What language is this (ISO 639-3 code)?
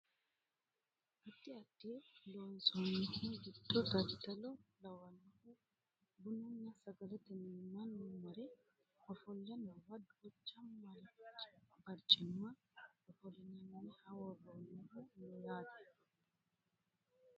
sid